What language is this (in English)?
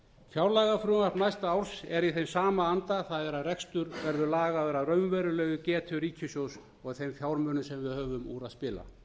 Icelandic